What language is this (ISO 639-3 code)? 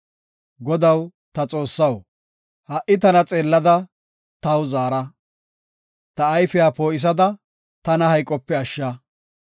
gof